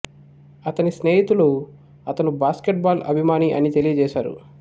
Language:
Telugu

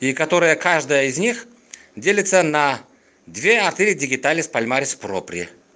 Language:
Russian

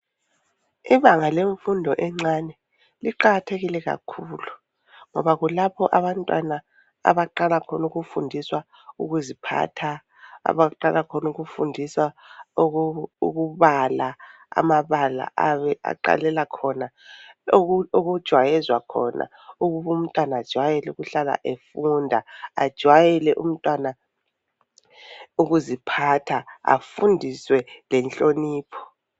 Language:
North Ndebele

